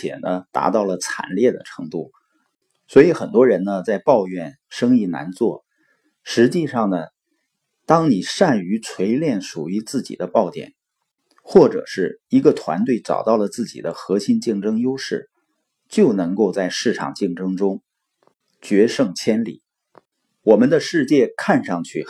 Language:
Chinese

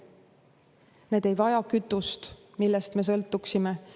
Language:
Estonian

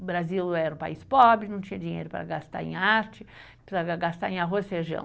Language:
Portuguese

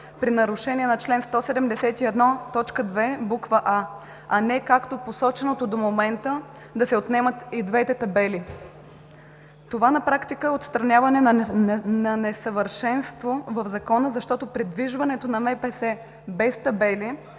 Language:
Bulgarian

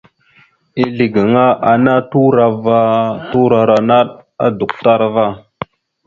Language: Mada (Cameroon)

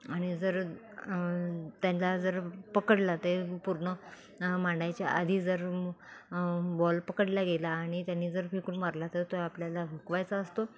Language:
Marathi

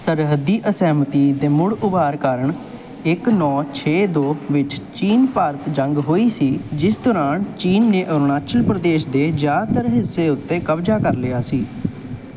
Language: Punjabi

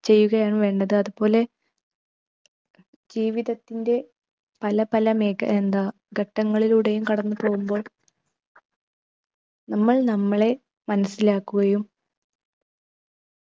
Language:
Malayalam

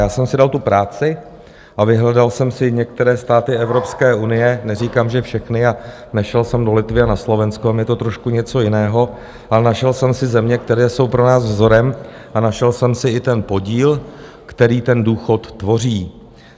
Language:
Czech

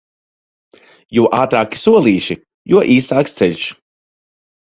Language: Latvian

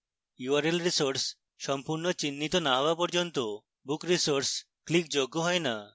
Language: Bangla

